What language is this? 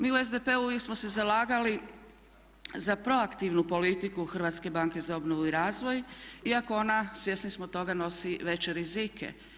Croatian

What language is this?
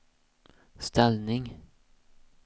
Swedish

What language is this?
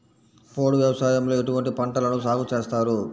Telugu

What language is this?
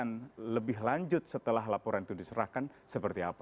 Indonesian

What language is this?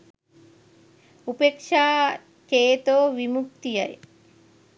Sinhala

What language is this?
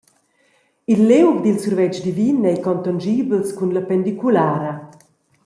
Romansh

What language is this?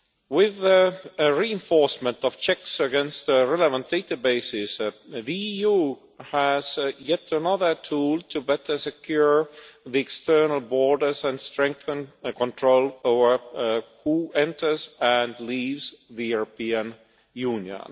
English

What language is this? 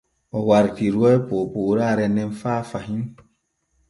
Borgu Fulfulde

